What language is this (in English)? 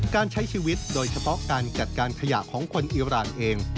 Thai